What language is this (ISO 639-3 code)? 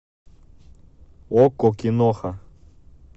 rus